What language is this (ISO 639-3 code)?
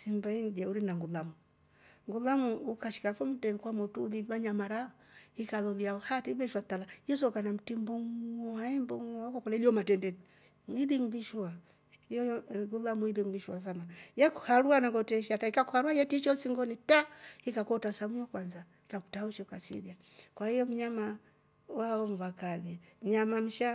rof